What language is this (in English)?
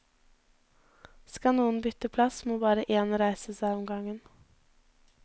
Norwegian